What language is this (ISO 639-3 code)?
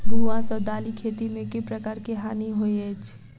mai